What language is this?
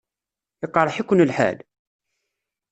Kabyle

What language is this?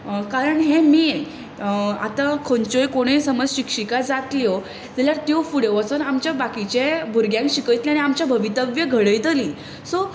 Konkani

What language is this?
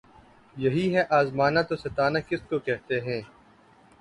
Urdu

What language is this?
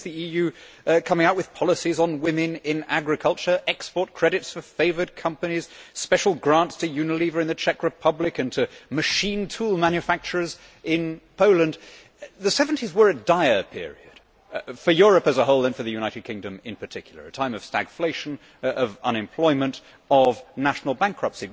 English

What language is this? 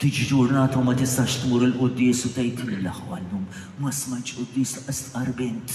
Arabic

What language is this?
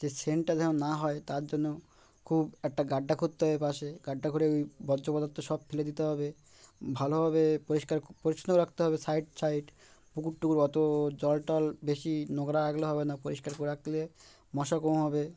Bangla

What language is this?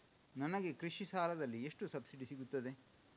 Kannada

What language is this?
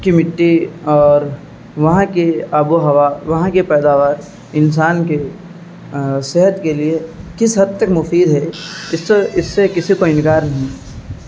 Urdu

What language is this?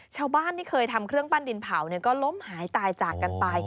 Thai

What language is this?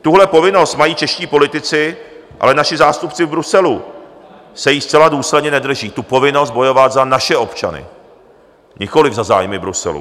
Czech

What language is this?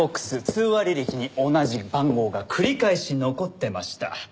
Japanese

